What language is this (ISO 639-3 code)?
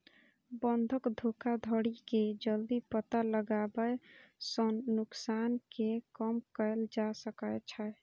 mai